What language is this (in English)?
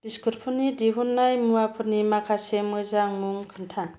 Bodo